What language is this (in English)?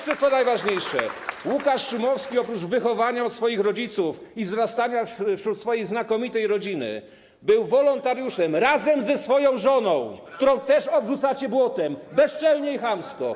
Polish